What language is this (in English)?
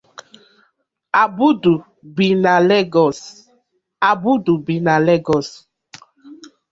Igbo